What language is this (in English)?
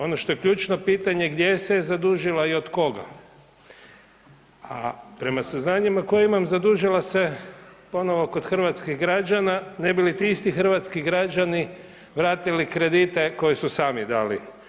Croatian